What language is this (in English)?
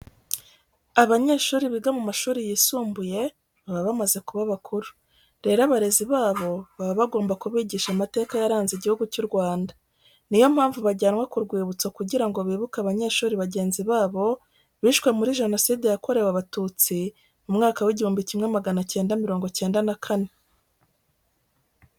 Kinyarwanda